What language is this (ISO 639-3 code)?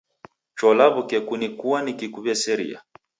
dav